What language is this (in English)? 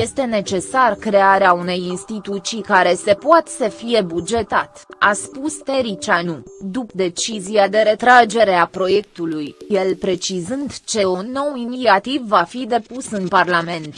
Romanian